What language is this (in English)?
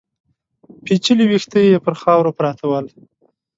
Pashto